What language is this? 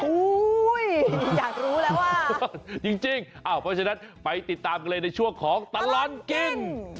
Thai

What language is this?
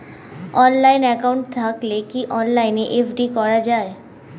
Bangla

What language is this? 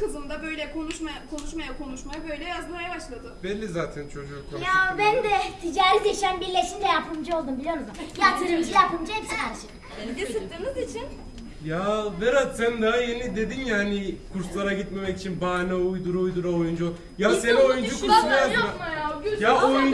Turkish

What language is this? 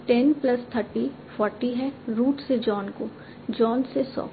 Hindi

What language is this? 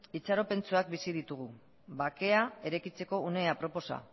Basque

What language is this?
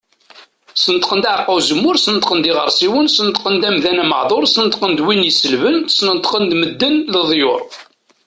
Kabyle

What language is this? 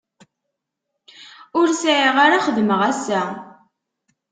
Kabyle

